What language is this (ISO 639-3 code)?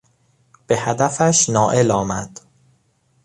fas